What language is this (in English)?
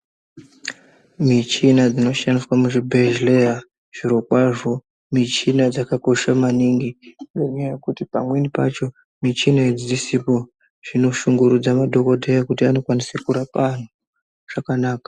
Ndau